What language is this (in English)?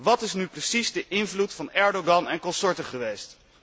Dutch